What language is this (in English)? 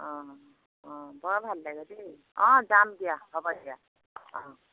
Assamese